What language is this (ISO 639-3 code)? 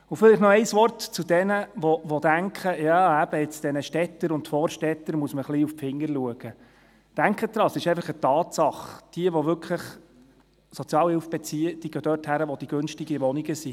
gsw